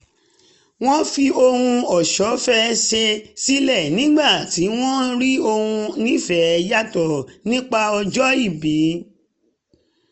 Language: Yoruba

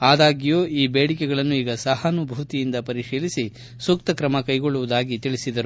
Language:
Kannada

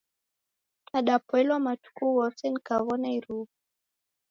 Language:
Taita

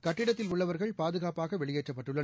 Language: Tamil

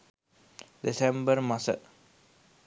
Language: Sinhala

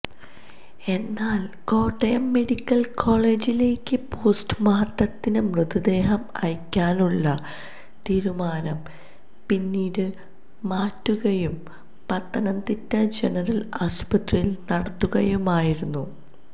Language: Malayalam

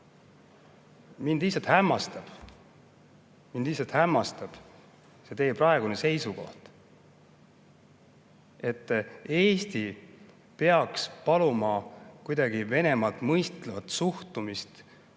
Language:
Estonian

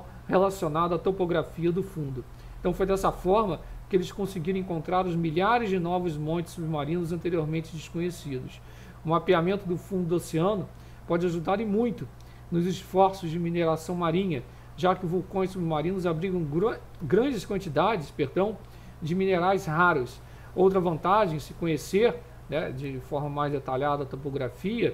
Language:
Portuguese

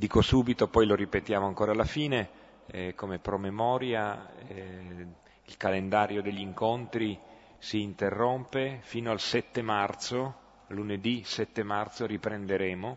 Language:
Italian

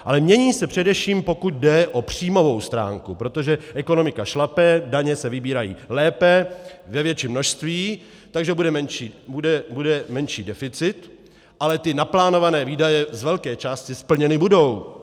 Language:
Czech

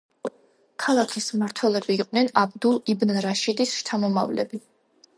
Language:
Georgian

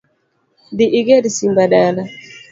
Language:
Luo (Kenya and Tanzania)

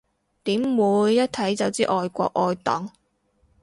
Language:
Cantonese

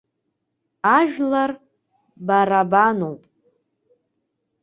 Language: Abkhazian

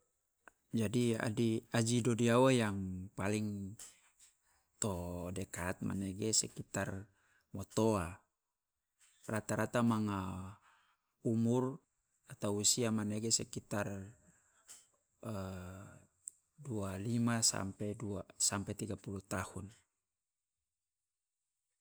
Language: Loloda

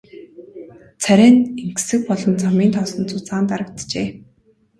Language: Mongolian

